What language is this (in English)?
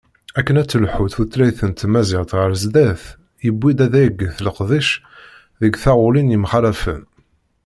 Kabyle